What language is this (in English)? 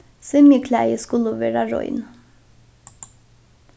Faroese